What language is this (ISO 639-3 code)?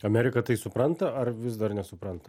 lit